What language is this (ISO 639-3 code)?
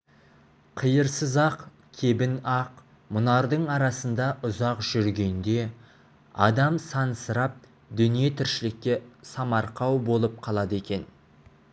kaz